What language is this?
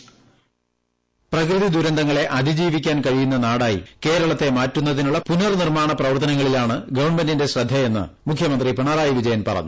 Malayalam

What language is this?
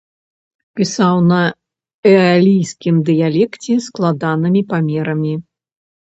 Belarusian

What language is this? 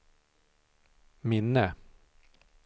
Swedish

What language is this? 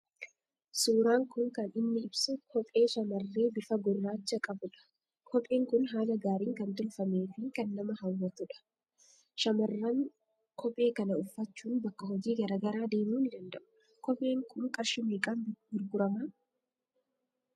Oromo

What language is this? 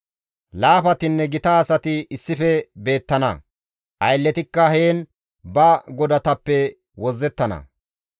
Gamo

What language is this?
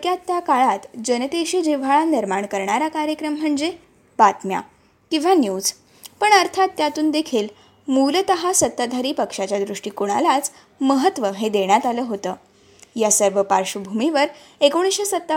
Marathi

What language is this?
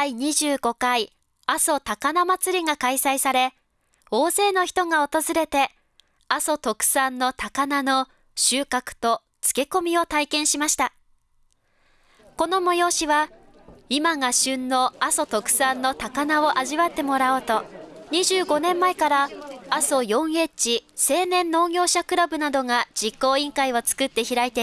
Japanese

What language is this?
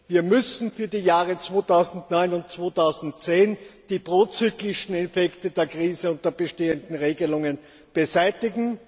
German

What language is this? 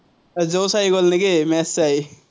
Assamese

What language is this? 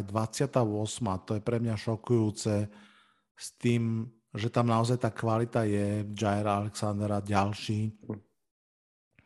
Slovak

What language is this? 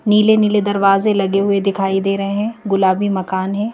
Hindi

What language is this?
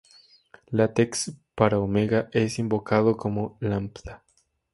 Spanish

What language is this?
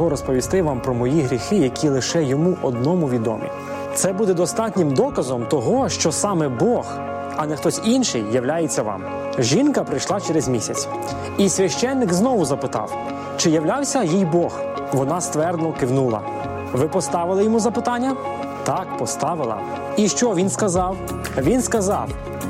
Ukrainian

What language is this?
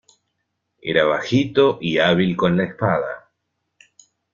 Spanish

